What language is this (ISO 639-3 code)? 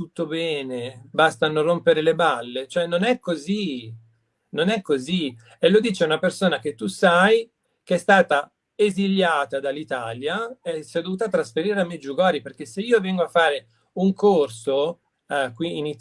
ita